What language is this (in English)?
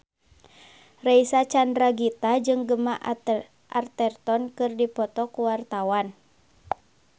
Sundanese